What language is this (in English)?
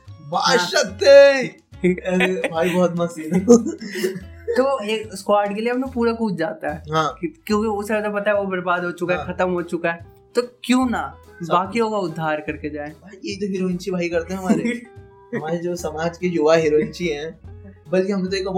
Hindi